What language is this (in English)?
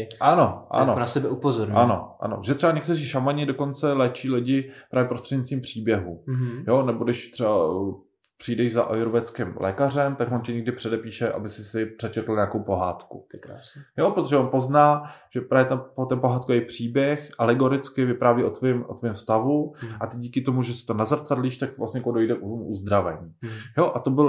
Czech